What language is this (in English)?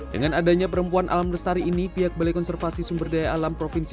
Indonesian